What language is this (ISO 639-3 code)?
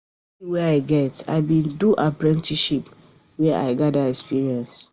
pcm